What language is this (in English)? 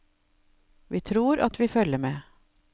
Norwegian